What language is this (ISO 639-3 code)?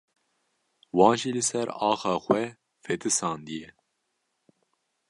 kur